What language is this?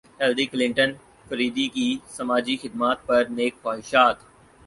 Urdu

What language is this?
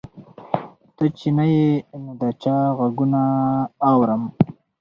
Pashto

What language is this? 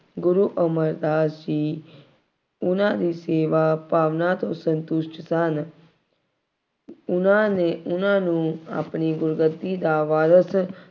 Punjabi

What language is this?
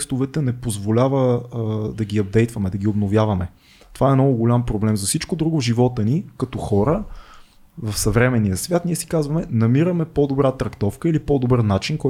Bulgarian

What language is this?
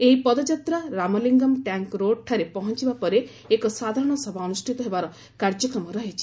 Odia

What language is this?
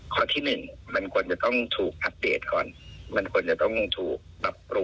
Thai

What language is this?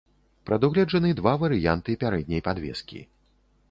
Belarusian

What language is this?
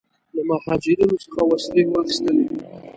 Pashto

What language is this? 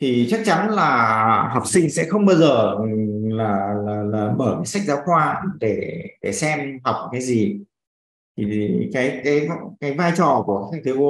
Vietnamese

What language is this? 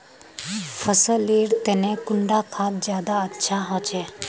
Magahi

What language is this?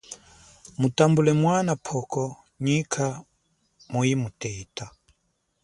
Chokwe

